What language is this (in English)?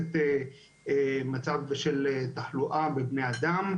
Hebrew